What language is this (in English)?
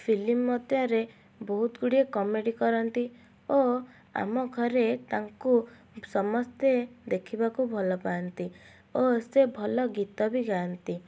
Odia